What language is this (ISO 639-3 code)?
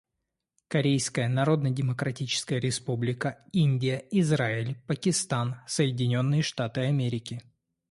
rus